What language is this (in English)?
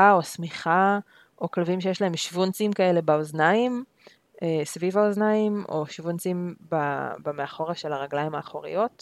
Hebrew